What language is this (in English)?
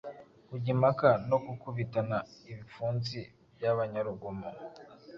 Kinyarwanda